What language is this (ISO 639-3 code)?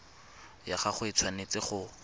tsn